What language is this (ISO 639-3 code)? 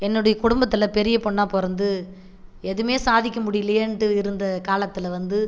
tam